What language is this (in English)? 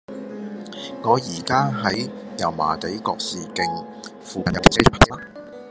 Cantonese